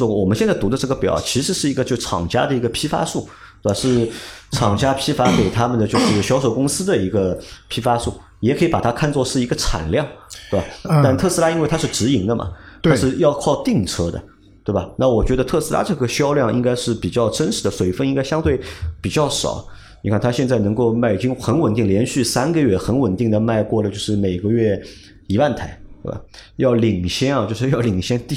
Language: Chinese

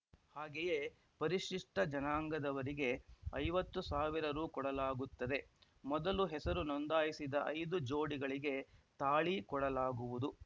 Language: Kannada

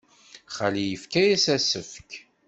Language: Kabyle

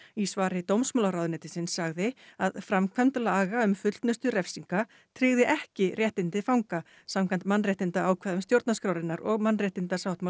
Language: Icelandic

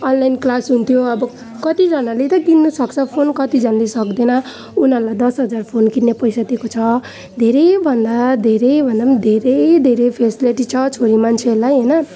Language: Nepali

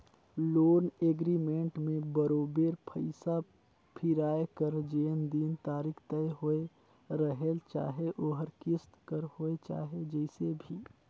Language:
Chhattisgarhi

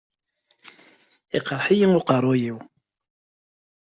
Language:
Kabyle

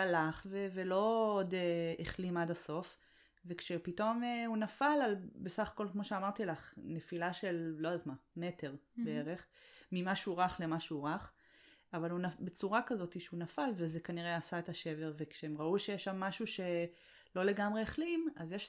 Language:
Hebrew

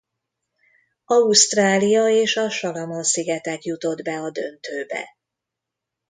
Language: Hungarian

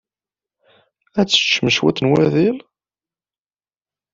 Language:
Kabyle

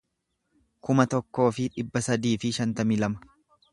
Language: Oromo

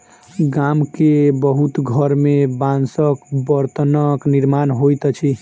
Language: Maithili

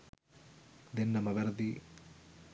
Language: Sinhala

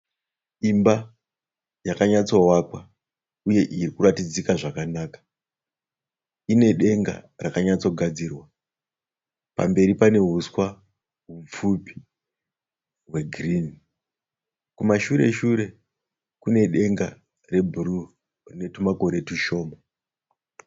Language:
Shona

